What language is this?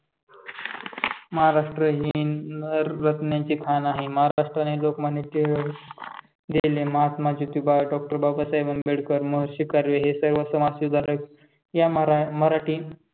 Marathi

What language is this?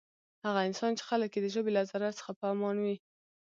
Pashto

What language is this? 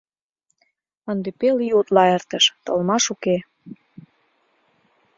Mari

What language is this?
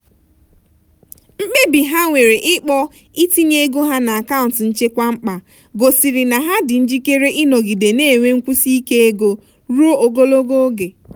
Igbo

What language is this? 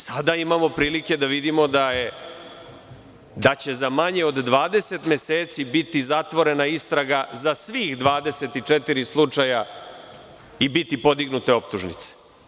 Serbian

